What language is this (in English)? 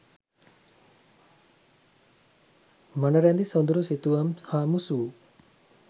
Sinhala